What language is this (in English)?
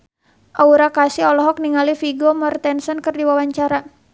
Sundanese